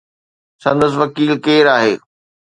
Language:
Sindhi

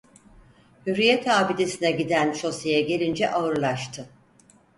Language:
Turkish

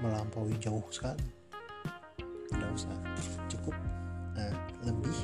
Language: Indonesian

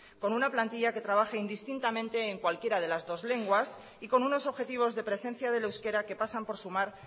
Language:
Spanish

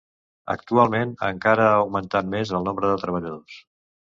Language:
Catalan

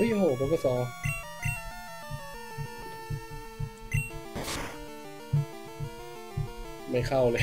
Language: Thai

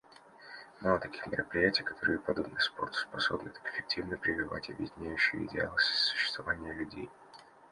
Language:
Russian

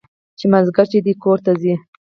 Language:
Pashto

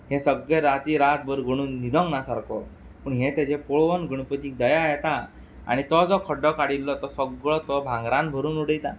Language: Konkani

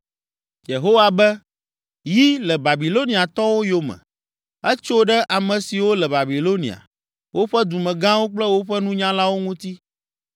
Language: Ewe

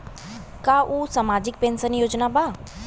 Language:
Bhojpuri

